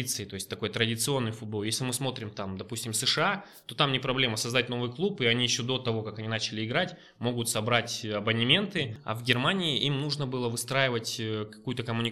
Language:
Russian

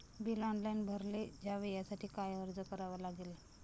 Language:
Marathi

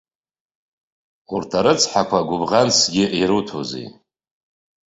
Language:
Abkhazian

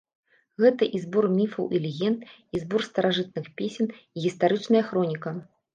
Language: Belarusian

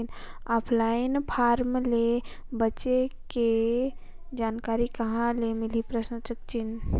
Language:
Chhattisgarhi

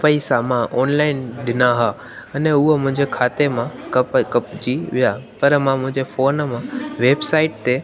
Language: Sindhi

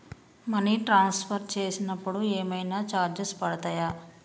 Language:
Telugu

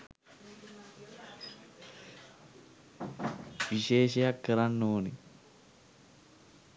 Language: Sinhala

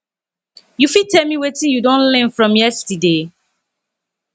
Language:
Nigerian Pidgin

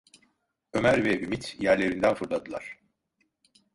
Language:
Turkish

